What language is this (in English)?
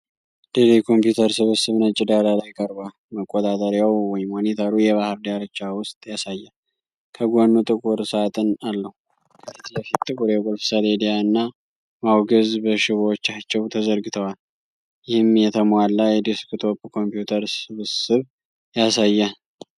Amharic